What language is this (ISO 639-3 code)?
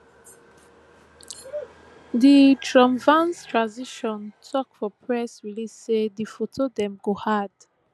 pcm